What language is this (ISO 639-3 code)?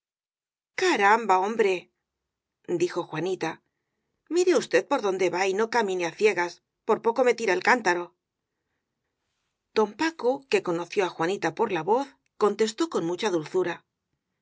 spa